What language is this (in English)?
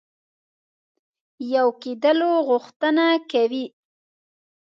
Pashto